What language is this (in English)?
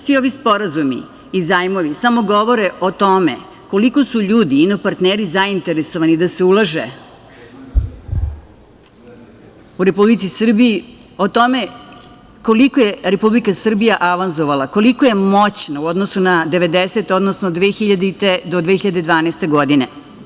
Serbian